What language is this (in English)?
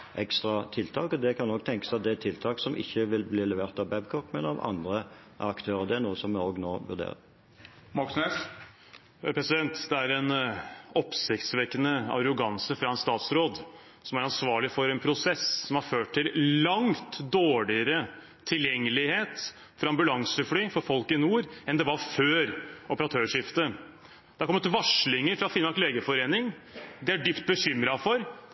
Norwegian